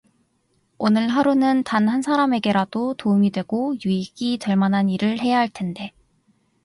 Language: Korean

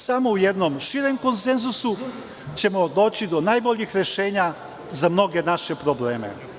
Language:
Serbian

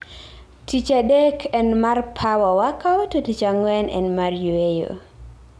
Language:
Luo (Kenya and Tanzania)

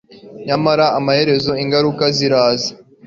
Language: Kinyarwanda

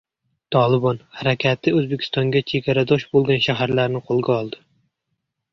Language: Uzbek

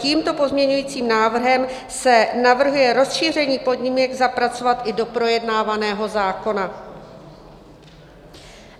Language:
Czech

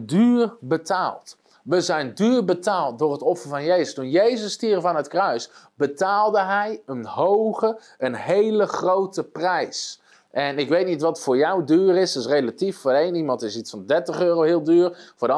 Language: Dutch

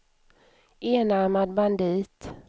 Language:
Swedish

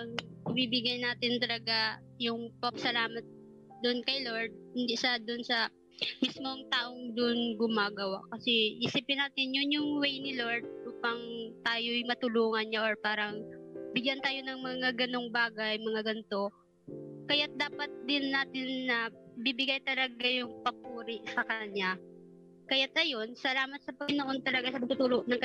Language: Filipino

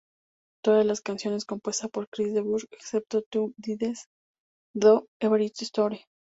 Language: Spanish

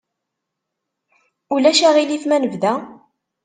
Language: Kabyle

